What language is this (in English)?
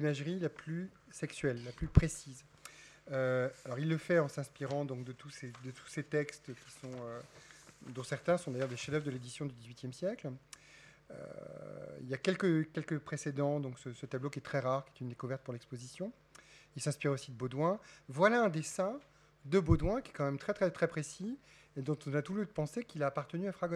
French